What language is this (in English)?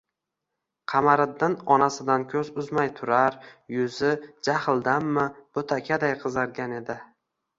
Uzbek